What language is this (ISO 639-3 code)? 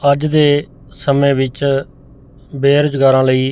pan